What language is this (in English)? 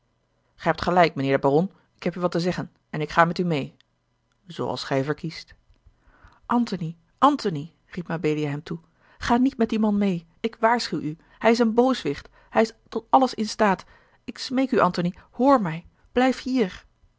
Dutch